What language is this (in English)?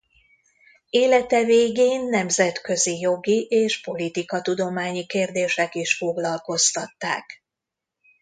Hungarian